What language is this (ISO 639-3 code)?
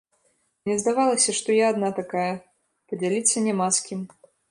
bel